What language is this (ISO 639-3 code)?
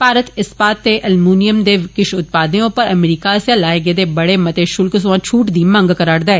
doi